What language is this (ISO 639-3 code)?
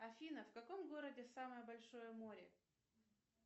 rus